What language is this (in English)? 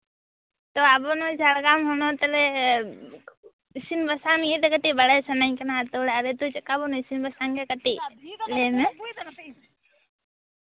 Santali